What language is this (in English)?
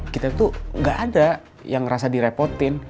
Indonesian